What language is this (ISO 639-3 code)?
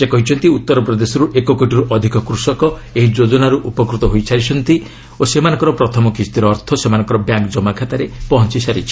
ori